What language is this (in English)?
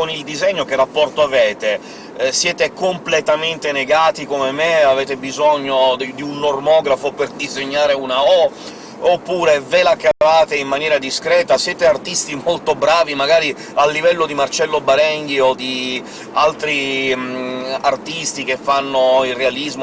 Italian